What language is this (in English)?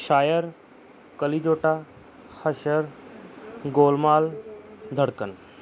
Punjabi